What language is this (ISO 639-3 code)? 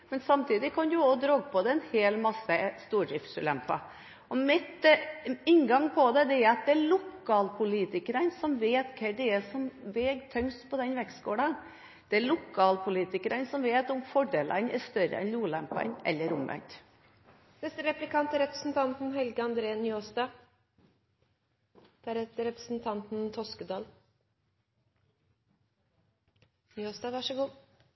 nor